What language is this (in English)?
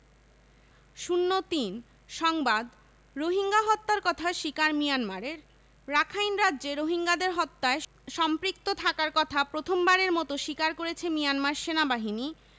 Bangla